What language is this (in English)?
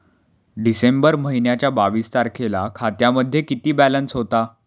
Marathi